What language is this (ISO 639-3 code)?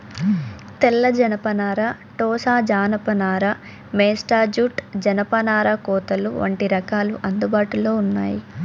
tel